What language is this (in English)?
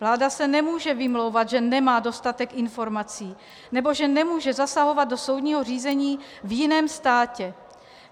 Czech